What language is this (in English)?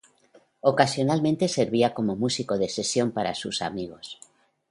Spanish